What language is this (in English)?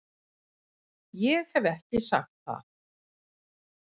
Icelandic